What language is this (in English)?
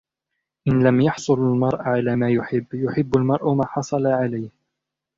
Arabic